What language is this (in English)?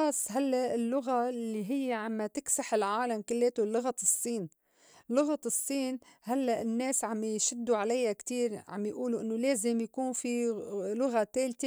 North Levantine Arabic